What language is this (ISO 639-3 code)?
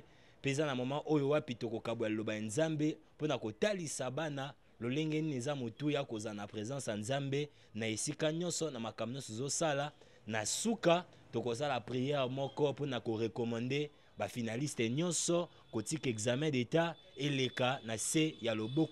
fra